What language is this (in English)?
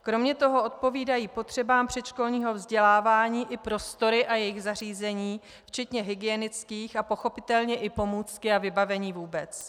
Czech